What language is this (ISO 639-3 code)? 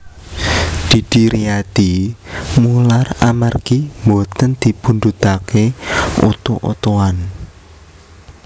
jav